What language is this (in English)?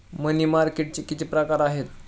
Marathi